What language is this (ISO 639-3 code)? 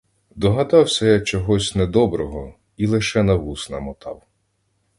ukr